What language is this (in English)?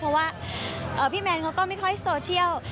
Thai